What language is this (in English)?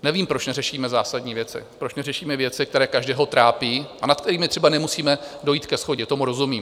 Czech